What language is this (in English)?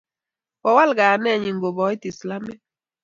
Kalenjin